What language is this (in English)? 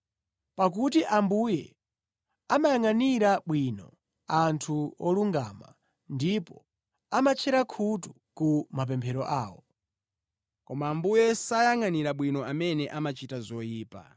Nyanja